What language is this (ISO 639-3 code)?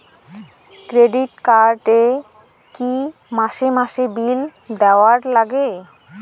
ben